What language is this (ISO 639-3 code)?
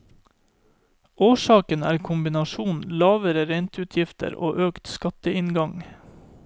nor